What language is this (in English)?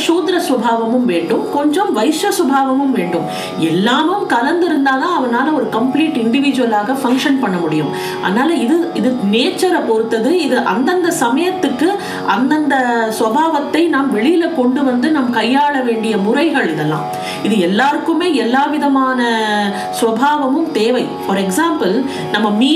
Tamil